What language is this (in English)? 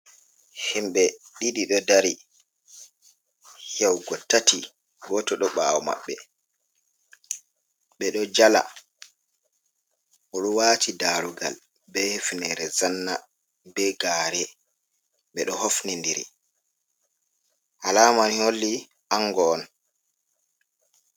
Fula